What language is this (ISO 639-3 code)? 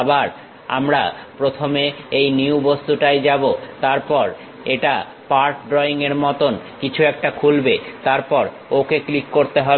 ben